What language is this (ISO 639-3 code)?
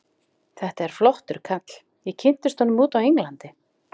isl